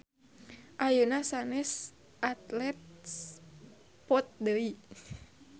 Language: Sundanese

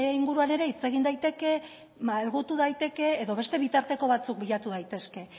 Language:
Basque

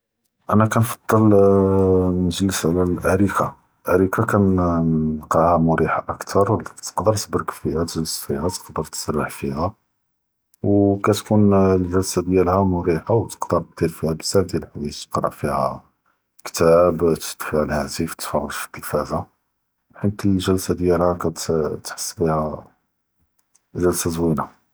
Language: Judeo-Arabic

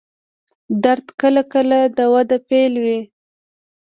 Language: Pashto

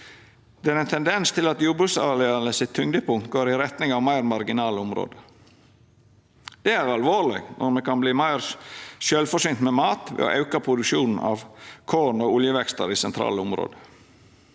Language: Norwegian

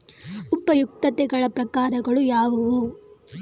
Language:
Kannada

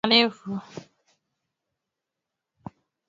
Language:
Swahili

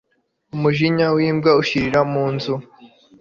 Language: Kinyarwanda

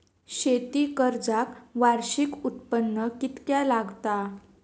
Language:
Marathi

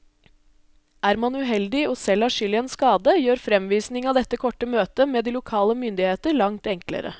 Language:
Norwegian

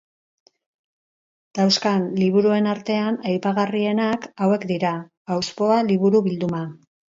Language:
Basque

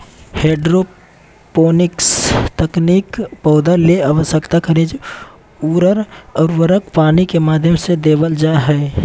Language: Magahi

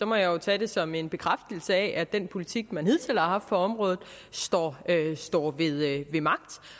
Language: Danish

